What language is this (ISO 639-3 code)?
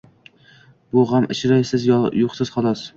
uzb